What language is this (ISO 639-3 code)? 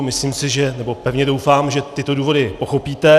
ces